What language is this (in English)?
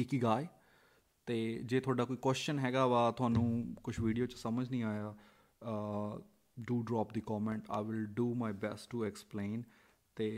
Punjabi